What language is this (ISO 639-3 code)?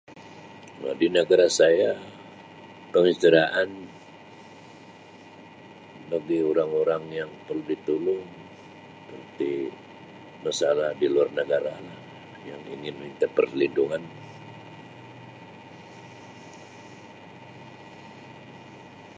msi